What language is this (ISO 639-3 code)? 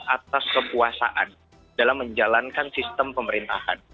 ind